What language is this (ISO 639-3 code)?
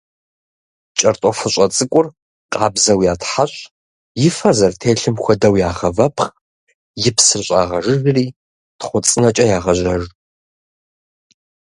kbd